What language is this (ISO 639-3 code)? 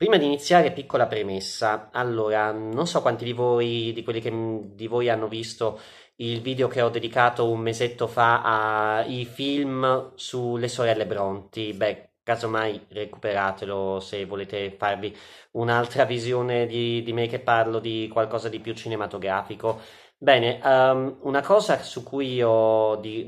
ita